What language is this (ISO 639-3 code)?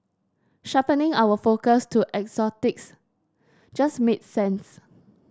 eng